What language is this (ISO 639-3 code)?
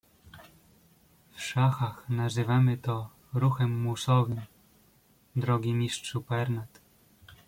pol